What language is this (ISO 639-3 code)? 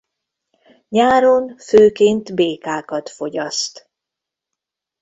hun